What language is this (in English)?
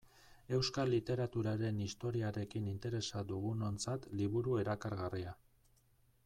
Basque